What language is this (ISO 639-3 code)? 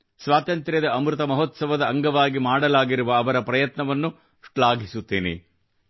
kan